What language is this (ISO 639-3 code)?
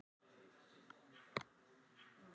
isl